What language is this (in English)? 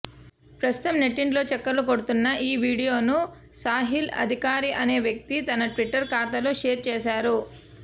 Telugu